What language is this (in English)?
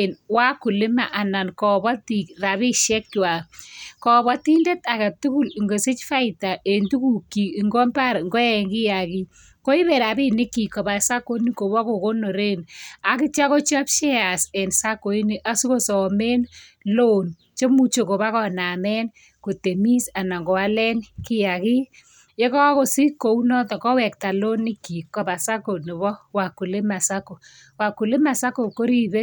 Kalenjin